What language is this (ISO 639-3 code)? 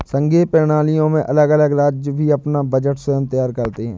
hin